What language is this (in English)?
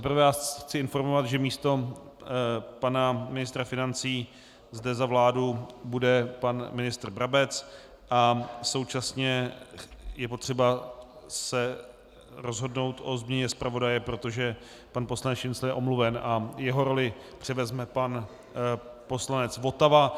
Czech